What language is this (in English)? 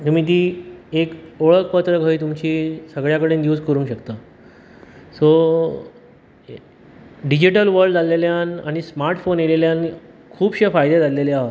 Konkani